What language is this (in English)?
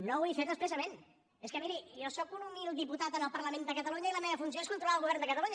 Catalan